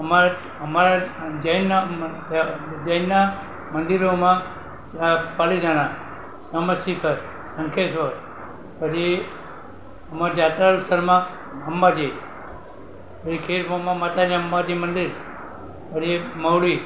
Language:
Gujarati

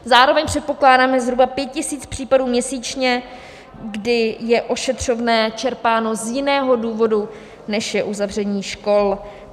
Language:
Czech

